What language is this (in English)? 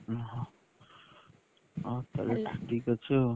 Odia